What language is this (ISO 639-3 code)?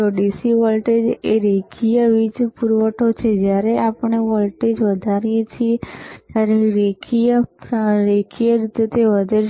guj